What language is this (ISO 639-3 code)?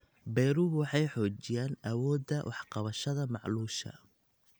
som